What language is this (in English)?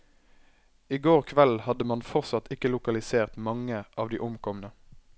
Norwegian